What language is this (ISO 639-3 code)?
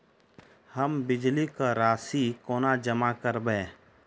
mai